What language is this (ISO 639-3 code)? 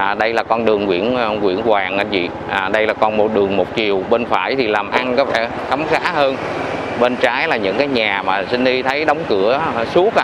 vie